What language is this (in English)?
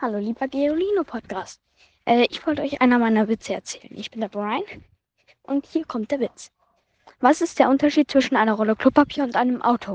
German